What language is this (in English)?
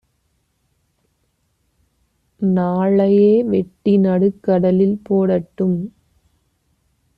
Tamil